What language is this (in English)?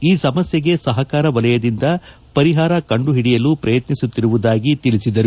Kannada